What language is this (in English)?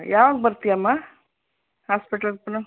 Kannada